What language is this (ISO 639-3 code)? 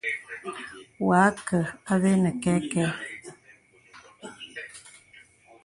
beb